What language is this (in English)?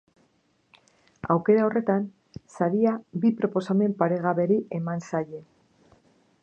Basque